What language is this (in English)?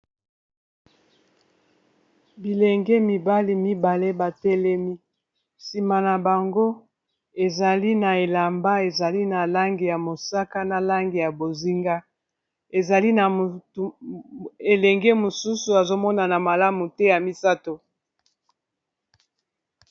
Lingala